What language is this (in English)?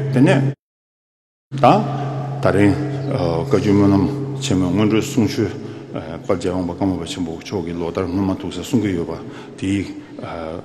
Korean